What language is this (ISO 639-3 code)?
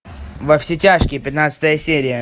rus